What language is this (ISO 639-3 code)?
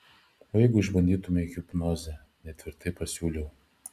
lit